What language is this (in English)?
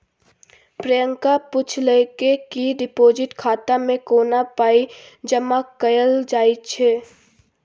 Maithili